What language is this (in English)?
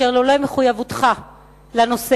Hebrew